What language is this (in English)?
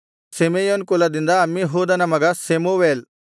Kannada